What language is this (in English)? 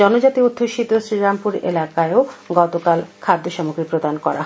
Bangla